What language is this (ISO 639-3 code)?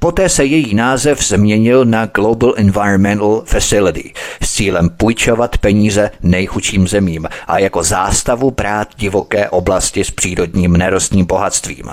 ces